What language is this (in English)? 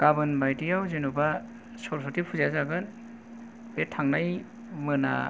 Bodo